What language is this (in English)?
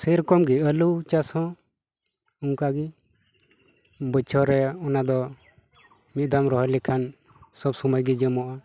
Santali